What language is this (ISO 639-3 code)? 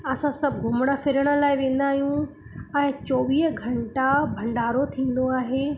snd